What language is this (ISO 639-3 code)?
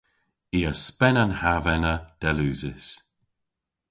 cor